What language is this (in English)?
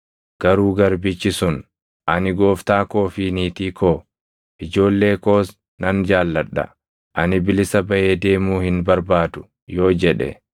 Oromo